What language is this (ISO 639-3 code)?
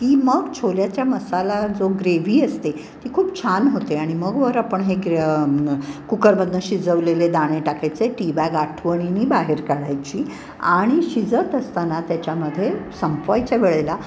mar